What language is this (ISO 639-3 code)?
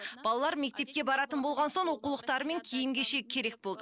kaz